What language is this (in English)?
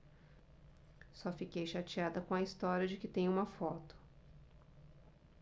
Portuguese